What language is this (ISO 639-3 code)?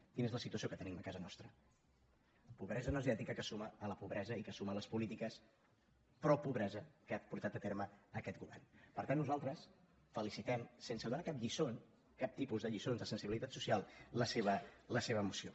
cat